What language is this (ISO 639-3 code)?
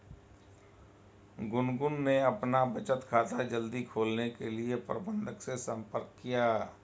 hin